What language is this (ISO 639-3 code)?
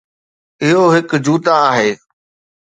snd